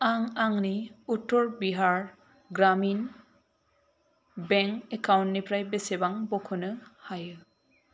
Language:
Bodo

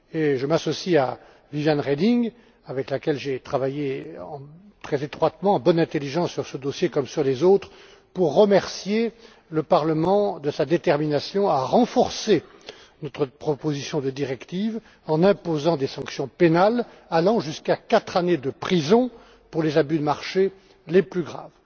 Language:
French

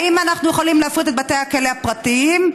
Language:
Hebrew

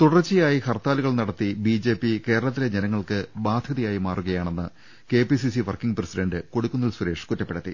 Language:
Malayalam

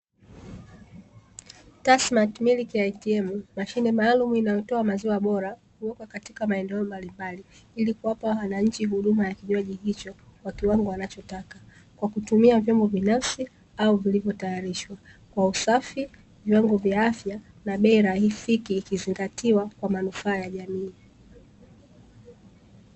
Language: Swahili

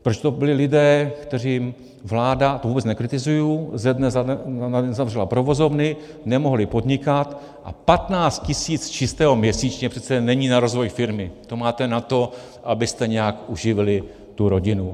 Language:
Czech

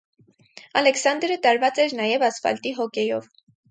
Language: Armenian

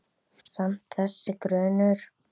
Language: Icelandic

